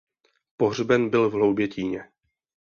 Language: Czech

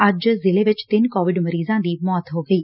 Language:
Punjabi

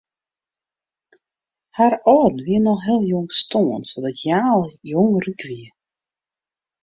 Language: Western Frisian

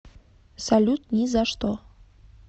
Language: Russian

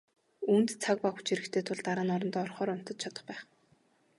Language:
Mongolian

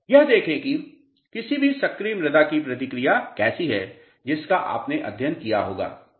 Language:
Hindi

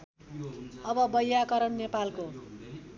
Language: Nepali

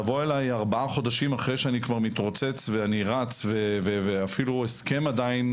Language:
Hebrew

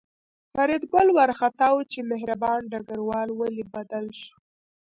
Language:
Pashto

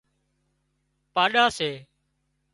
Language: Wadiyara Koli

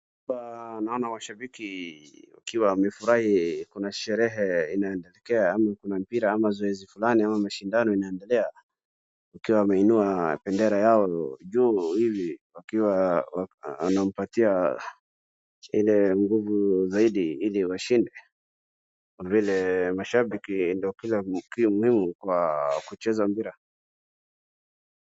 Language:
Swahili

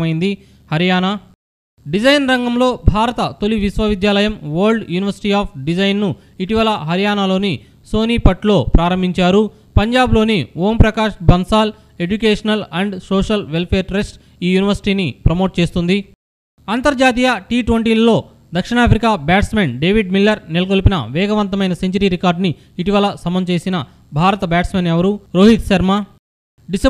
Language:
Telugu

